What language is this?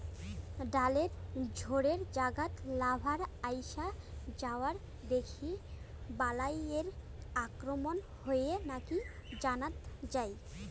Bangla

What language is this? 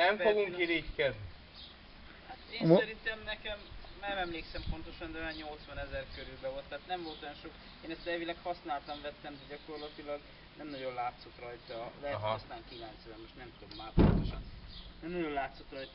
Hungarian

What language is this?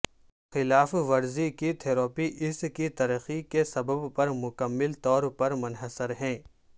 Urdu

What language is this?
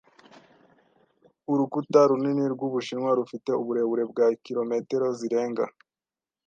Kinyarwanda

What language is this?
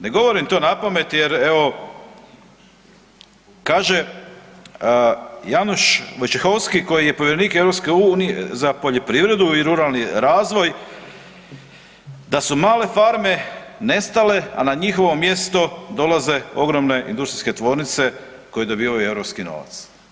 Croatian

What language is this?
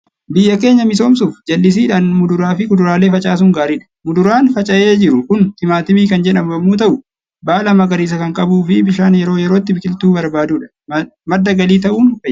Oromo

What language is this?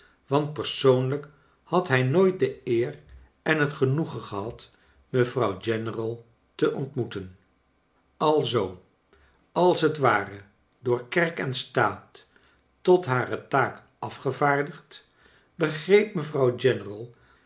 Dutch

